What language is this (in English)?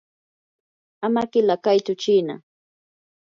Yanahuanca Pasco Quechua